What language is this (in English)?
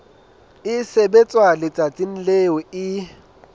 Southern Sotho